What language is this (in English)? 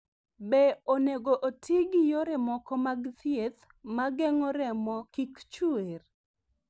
Luo (Kenya and Tanzania)